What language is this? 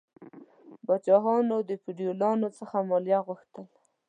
Pashto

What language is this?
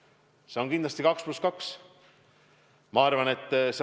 Estonian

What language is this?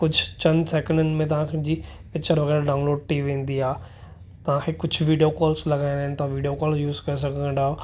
Sindhi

